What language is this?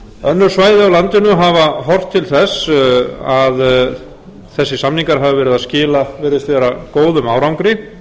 Icelandic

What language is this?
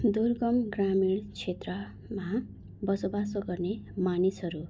Nepali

